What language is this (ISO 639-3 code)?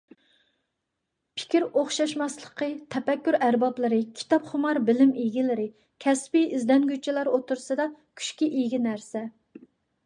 uig